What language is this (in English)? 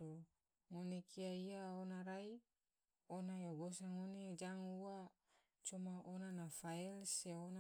Tidore